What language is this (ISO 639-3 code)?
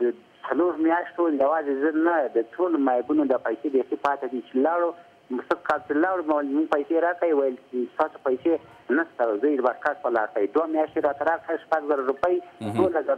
fas